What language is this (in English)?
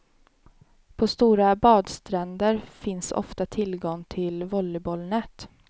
Swedish